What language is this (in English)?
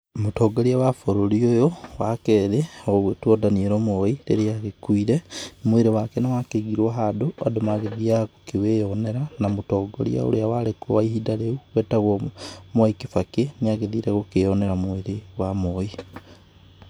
Kikuyu